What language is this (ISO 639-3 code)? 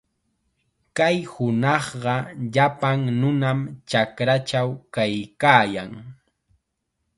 qxa